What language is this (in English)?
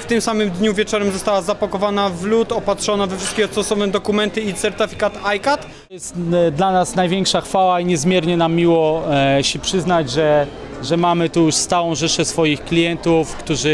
Polish